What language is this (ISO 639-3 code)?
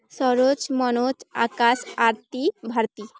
ori